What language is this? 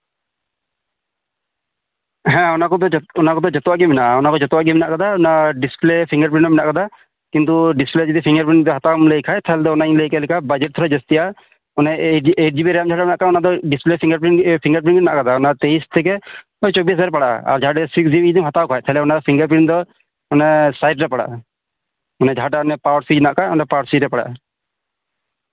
Santali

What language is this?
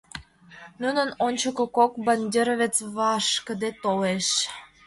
Mari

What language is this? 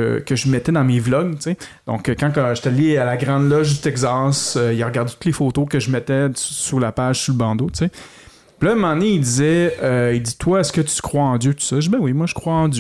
French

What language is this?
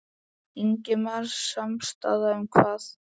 Icelandic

